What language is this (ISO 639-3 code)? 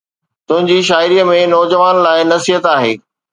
snd